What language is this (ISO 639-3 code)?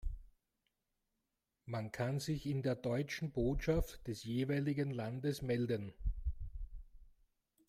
deu